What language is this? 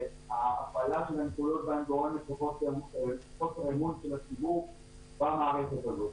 Hebrew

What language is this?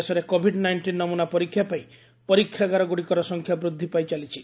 Odia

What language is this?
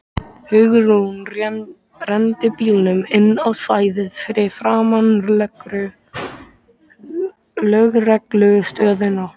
Icelandic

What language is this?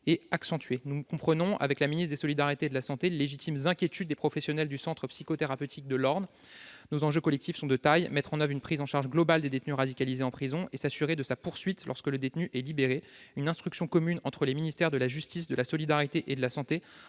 French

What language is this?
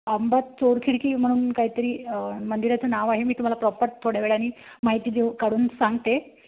Marathi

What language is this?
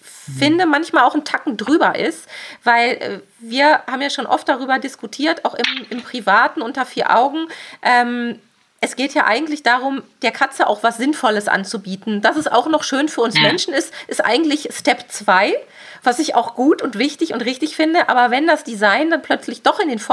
German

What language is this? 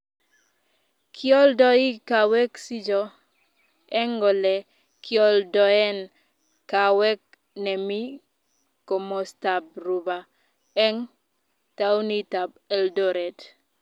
Kalenjin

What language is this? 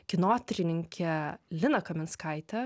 Lithuanian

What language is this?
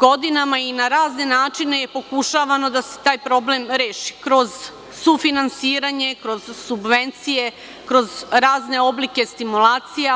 Serbian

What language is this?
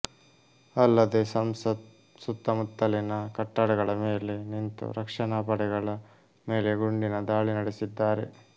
Kannada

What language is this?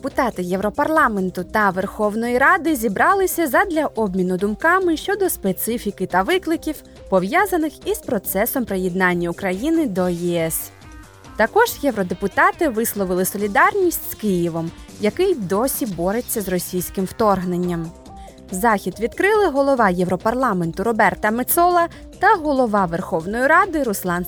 Ukrainian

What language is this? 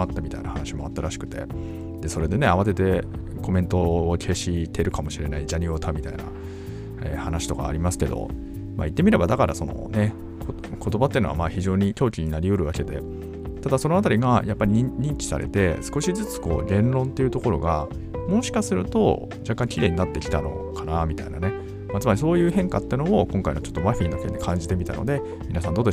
Japanese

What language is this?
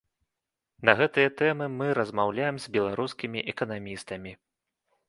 Belarusian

